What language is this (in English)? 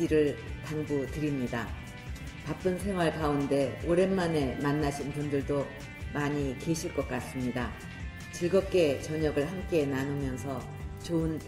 Korean